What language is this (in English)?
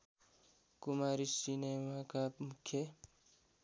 Nepali